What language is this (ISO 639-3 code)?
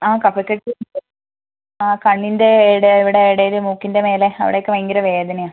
mal